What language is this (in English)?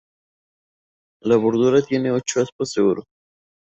Spanish